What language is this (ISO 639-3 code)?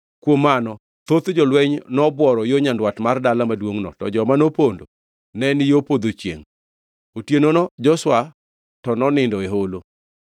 luo